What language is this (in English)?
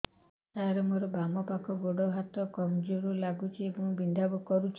Odia